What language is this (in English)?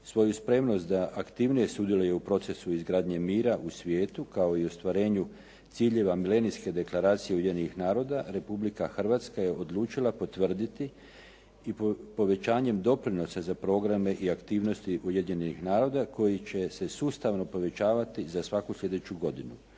Croatian